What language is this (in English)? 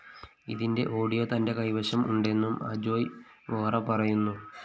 Malayalam